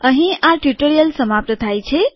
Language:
Gujarati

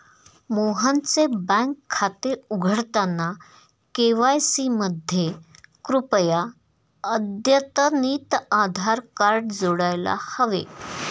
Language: Marathi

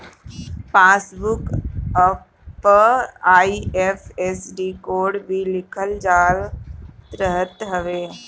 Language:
Bhojpuri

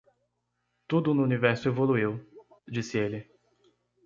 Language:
Portuguese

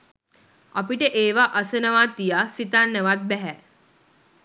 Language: Sinhala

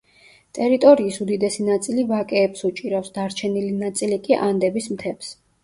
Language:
Georgian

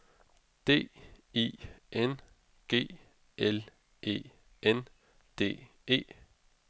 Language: Danish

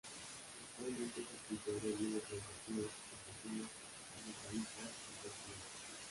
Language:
Spanish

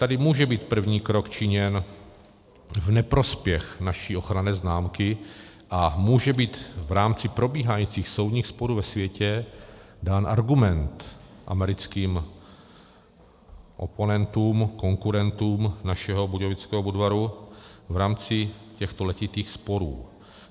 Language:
Czech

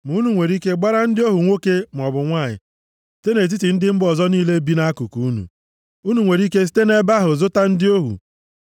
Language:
Igbo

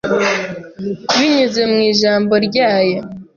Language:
Kinyarwanda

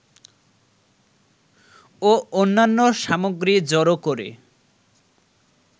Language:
Bangla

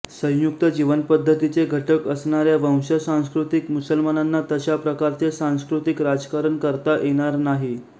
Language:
Marathi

